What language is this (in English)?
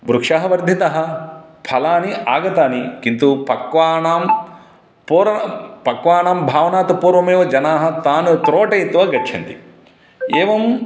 Sanskrit